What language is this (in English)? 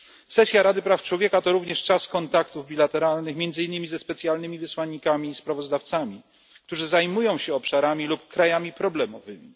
Polish